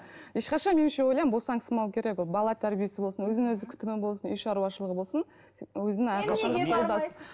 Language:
Kazakh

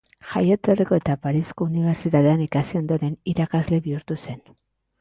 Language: Basque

